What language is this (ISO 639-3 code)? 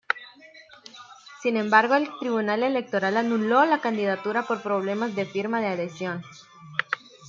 spa